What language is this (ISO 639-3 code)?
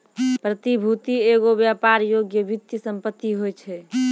mai